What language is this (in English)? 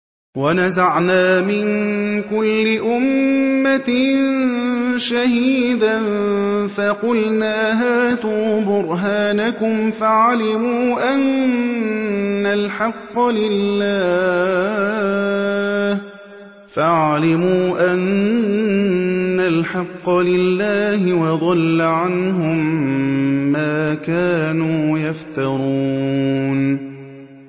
Arabic